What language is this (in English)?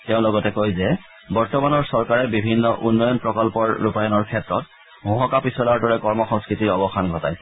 Assamese